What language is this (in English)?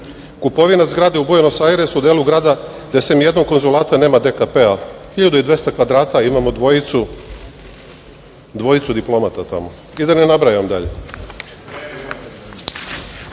Serbian